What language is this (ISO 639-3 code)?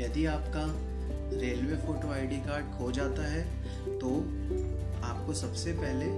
hin